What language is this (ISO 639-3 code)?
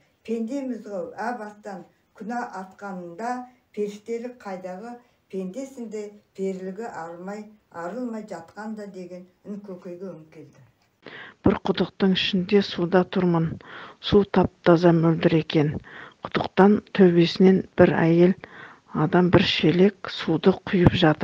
tur